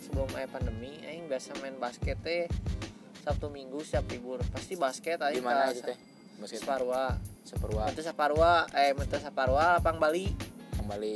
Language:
Indonesian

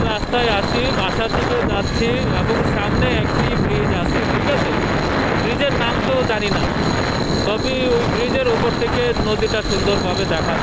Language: Hindi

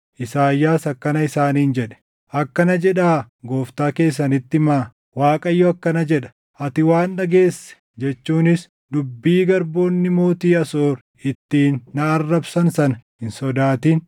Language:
Oromo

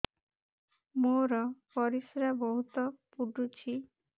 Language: Odia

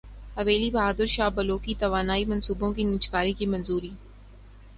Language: Urdu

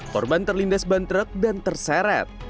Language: Indonesian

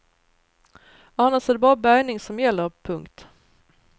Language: Swedish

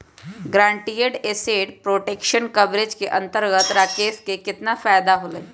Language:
Magahi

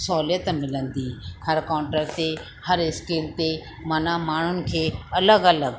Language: Sindhi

